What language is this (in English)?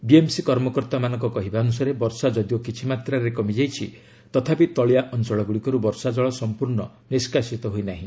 Odia